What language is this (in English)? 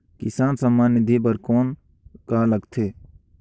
Chhattisgarhi